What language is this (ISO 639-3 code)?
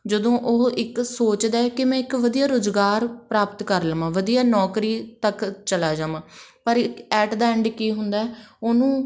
pan